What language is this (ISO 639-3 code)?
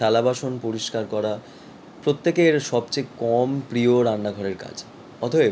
ben